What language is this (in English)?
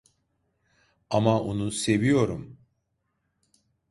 Turkish